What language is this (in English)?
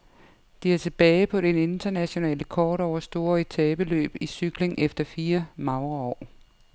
Danish